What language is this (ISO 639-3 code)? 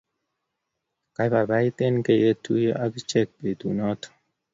kln